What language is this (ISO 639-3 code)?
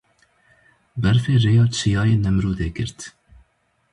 kur